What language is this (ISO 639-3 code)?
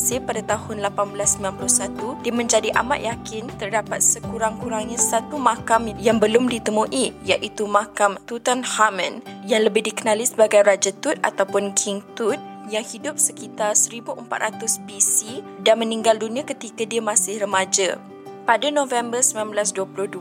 msa